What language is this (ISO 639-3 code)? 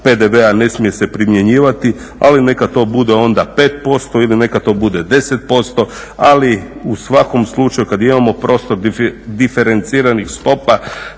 hrv